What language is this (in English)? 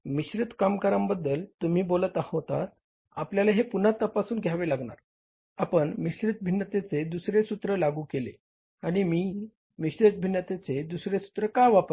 Marathi